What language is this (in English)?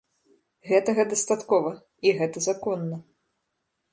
Belarusian